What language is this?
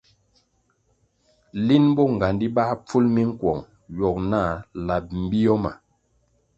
Kwasio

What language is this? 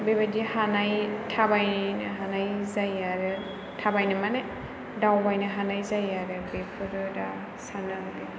Bodo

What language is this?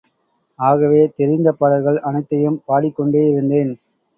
Tamil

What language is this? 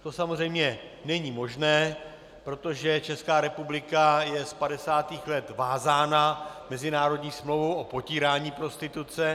Czech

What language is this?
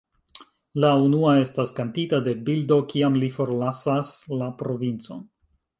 Esperanto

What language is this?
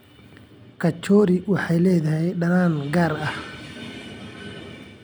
Somali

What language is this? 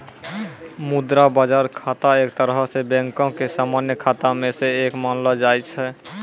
Maithili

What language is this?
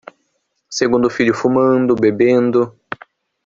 Portuguese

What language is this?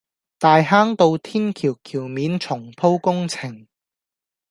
Cantonese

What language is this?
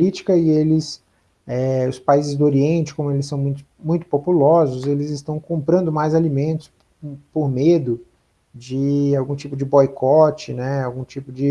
Portuguese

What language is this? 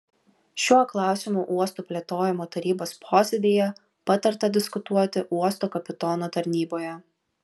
Lithuanian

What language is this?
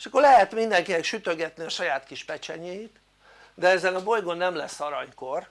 Hungarian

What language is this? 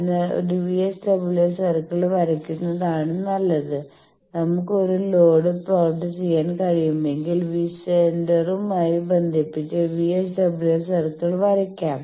Malayalam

